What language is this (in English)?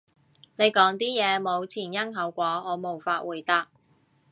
Cantonese